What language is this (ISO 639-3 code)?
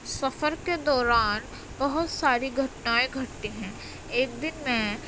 urd